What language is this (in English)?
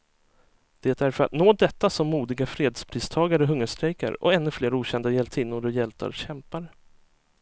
Swedish